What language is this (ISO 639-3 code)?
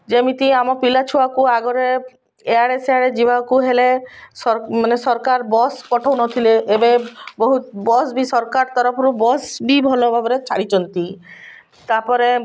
ori